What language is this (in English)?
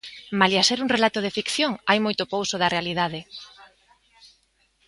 Galician